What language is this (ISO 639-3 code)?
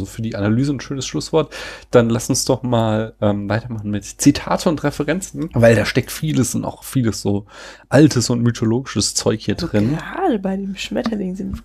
deu